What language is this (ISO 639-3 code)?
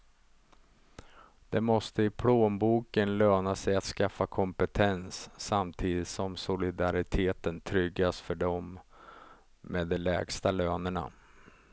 swe